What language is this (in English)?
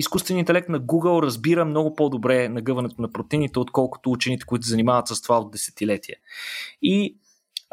Bulgarian